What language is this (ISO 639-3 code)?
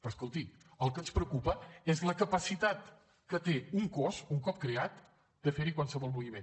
cat